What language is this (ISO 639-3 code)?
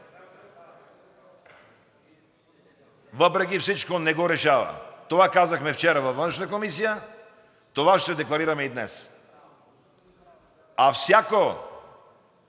bul